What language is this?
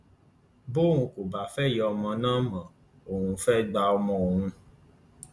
Yoruba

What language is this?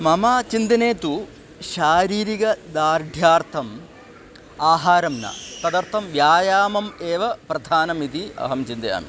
Sanskrit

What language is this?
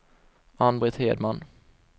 Swedish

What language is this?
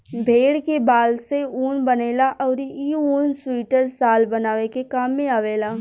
Bhojpuri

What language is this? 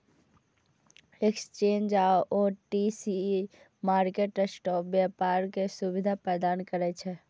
Maithili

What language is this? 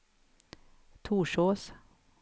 Swedish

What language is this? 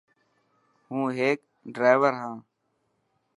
Dhatki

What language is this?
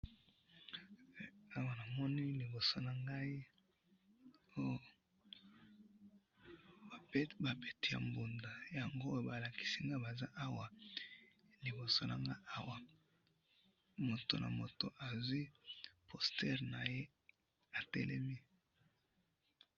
Lingala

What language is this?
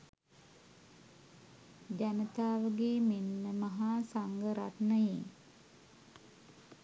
Sinhala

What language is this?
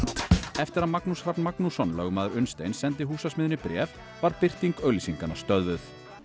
Icelandic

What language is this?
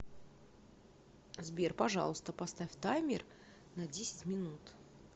Russian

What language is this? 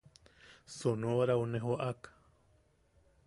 Yaqui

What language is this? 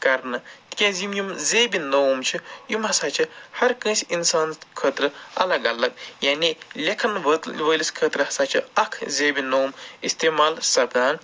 Kashmiri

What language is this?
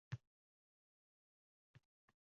Uzbek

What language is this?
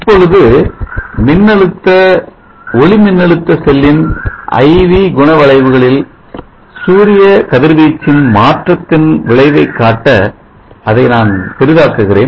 Tamil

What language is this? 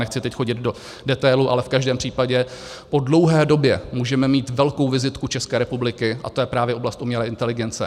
Czech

